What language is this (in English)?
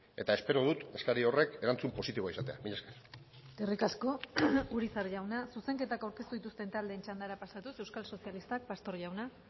Basque